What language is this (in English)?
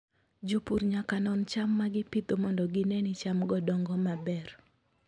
Luo (Kenya and Tanzania)